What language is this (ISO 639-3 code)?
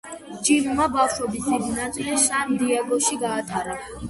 kat